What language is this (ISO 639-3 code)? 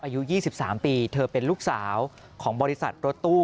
tha